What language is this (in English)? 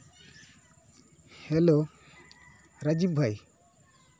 Santali